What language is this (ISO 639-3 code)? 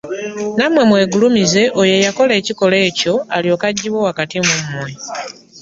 lug